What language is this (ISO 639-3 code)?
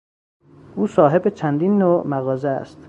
fas